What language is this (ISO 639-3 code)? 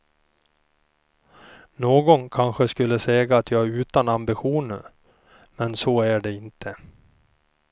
swe